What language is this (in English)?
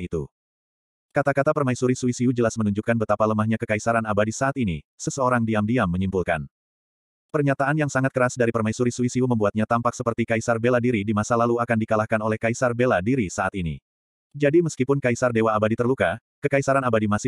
Indonesian